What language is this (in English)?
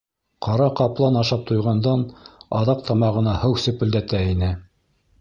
Bashkir